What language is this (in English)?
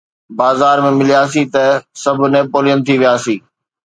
Sindhi